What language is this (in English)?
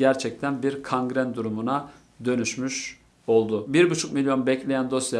Turkish